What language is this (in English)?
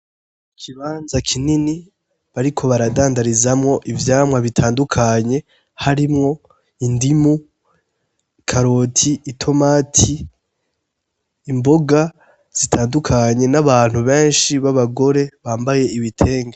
Rundi